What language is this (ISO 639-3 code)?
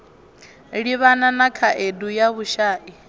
ven